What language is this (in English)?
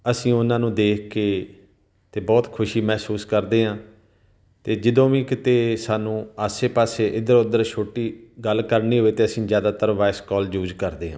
Punjabi